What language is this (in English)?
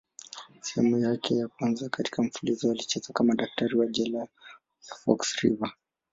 Swahili